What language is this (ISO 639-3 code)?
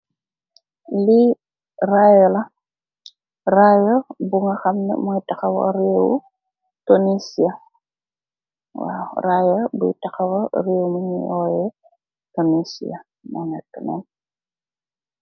wol